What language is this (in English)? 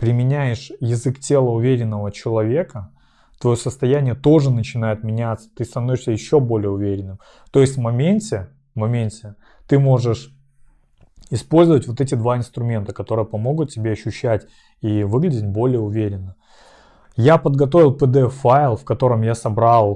Russian